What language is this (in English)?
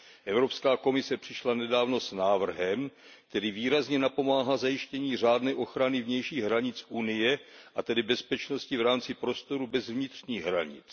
Czech